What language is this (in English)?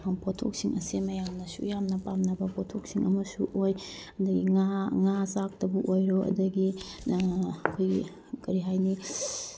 Manipuri